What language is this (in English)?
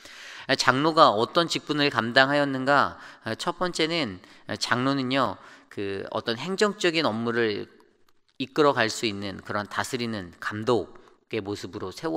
Korean